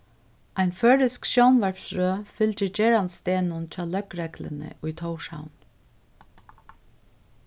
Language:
Faroese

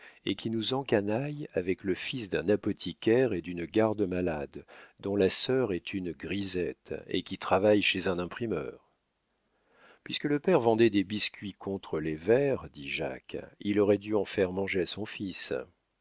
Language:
French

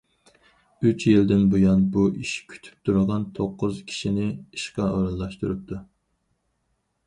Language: Uyghur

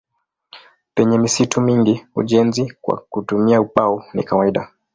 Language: Swahili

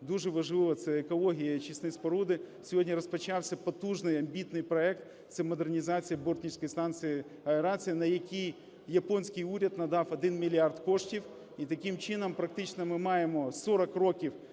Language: Ukrainian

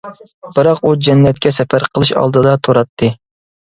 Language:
Uyghur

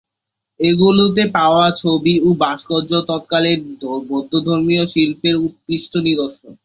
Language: Bangla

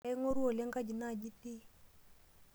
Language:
Masai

